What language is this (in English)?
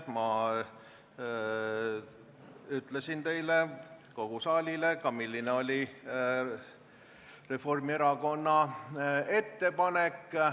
Estonian